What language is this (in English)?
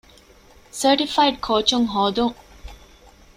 Divehi